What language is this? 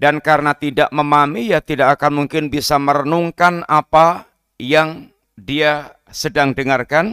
Indonesian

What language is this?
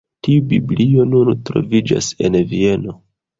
Esperanto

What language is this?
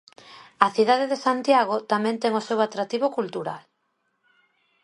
Galician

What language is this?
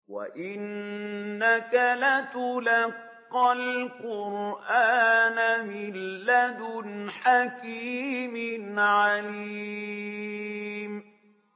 Arabic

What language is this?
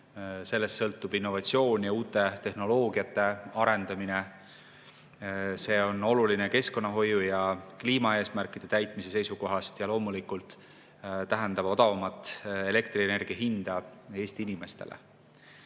Estonian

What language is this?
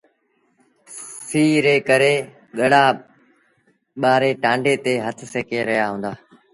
Sindhi Bhil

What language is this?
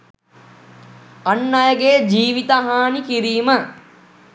Sinhala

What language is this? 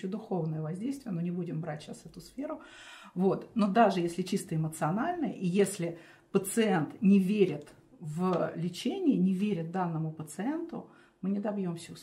Russian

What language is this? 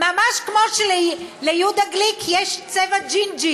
Hebrew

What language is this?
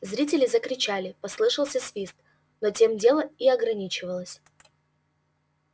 Russian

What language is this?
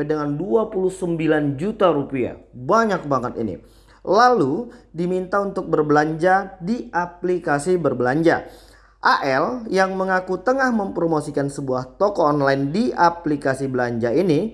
Indonesian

